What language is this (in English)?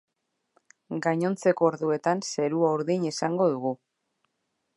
Basque